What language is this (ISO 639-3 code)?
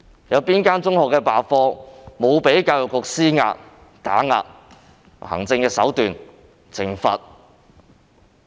yue